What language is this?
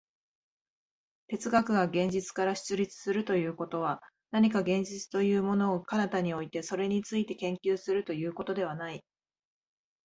Japanese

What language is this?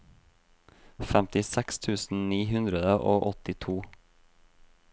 Norwegian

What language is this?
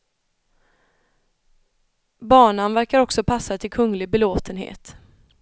Swedish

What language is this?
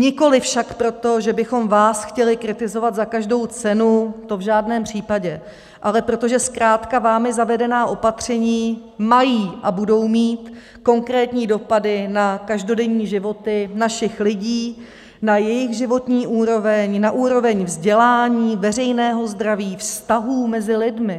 Czech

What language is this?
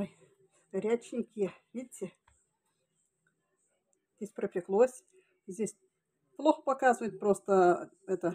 Russian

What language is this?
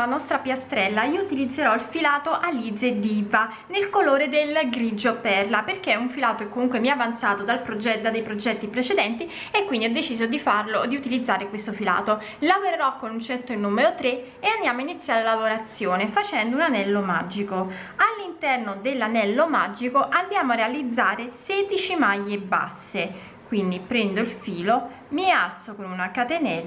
Italian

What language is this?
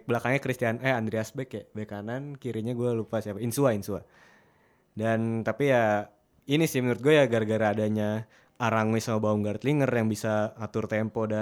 Indonesian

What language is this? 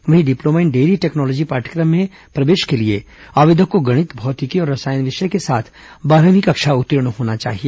Hindi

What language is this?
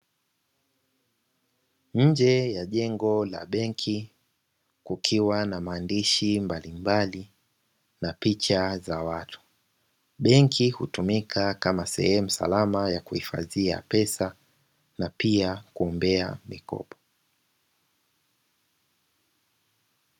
Swahili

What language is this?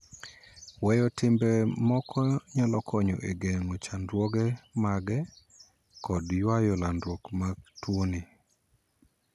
Luo (Kenya and Tanzania)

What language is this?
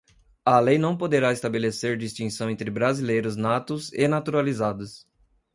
Portuguese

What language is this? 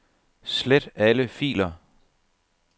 Danish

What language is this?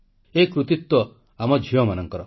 Odia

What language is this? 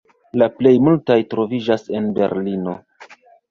Esperanto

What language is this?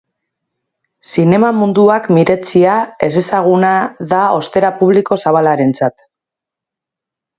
Basque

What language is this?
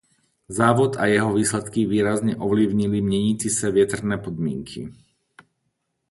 Czech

